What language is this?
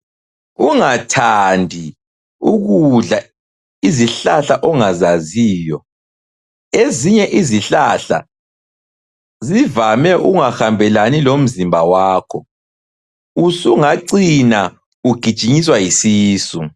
North Ndebele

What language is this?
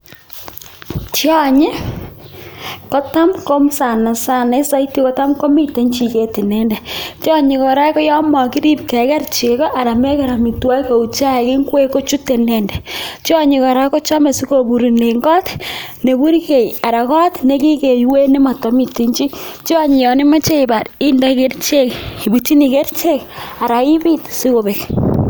Kalenjin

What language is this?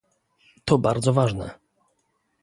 Polish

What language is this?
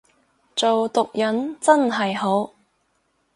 Cantonese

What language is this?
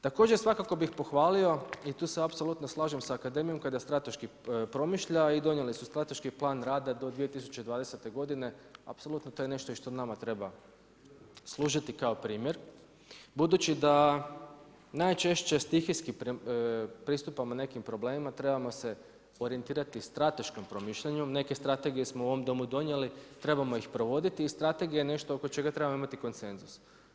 Croatian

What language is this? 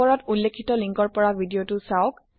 Assamese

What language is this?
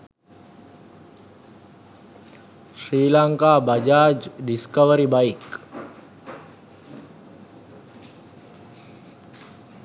Sinhala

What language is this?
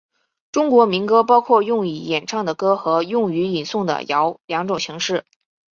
Chinese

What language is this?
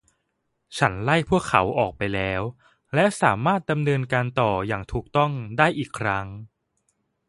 Thai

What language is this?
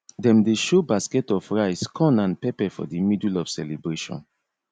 Nigerian Pidgin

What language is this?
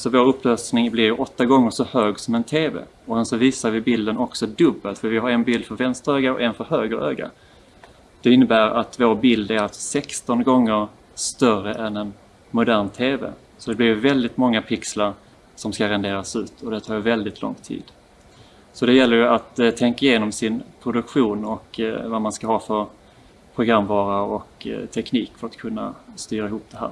Swedish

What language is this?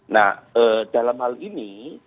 Indonesian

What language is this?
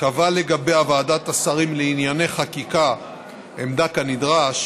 Hebrew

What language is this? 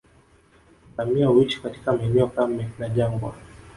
Swahili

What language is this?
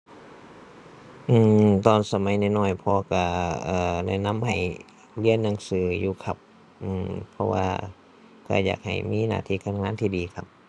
Thai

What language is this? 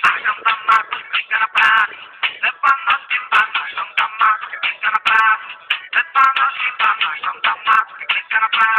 Vietnamese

